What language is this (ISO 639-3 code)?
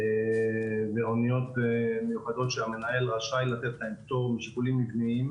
heb